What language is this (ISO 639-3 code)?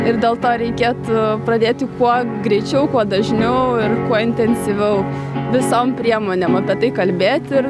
lit